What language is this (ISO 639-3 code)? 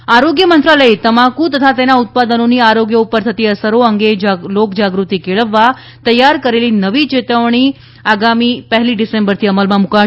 guj